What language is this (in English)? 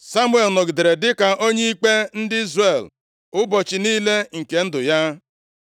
Igbo